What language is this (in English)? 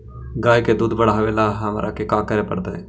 Magahi